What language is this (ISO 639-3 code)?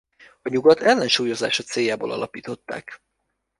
hun